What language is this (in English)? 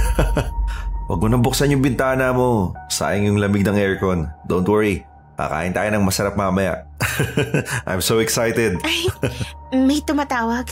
Filipino